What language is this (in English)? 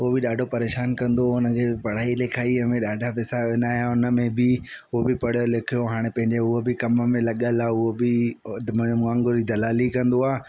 Sindhi